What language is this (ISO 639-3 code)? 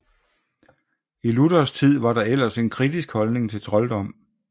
dan